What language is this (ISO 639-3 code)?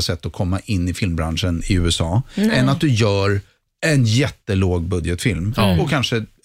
swe